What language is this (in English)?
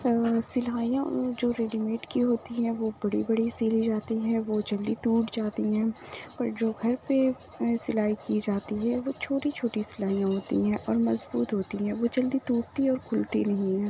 Urdu